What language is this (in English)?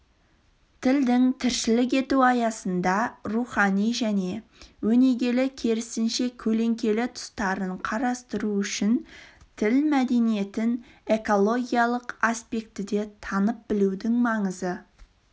Kazakh